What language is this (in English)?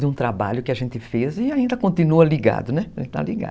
Portuguese